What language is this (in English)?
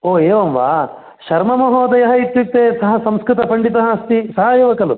Sanskrit